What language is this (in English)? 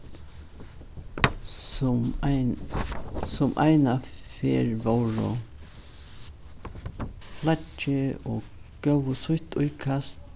Faroese